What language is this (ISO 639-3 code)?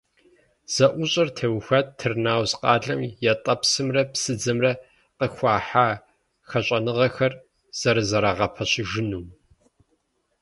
kbd